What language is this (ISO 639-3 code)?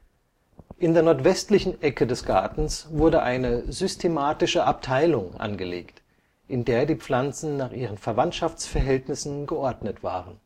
deu